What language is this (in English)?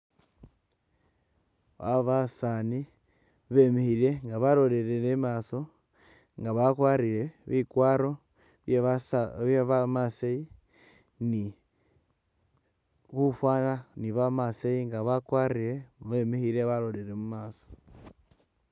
Masaaba